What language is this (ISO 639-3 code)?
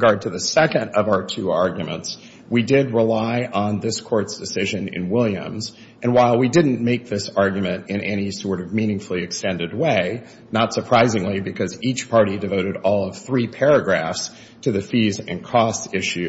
eng